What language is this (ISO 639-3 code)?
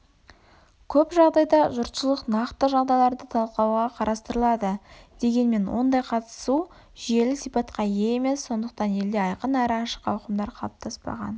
kaz